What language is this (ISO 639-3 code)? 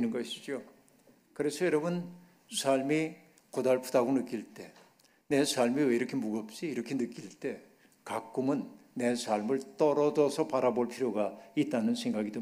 kor